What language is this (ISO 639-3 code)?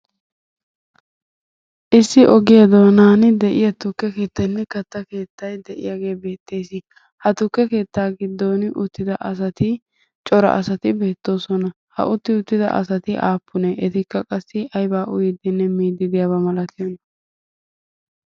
wal